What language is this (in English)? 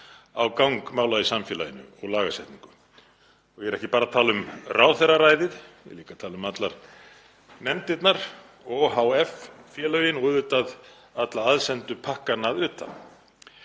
Icelandic